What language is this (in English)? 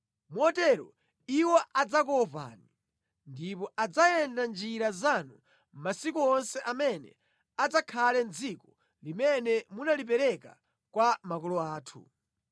Nyanja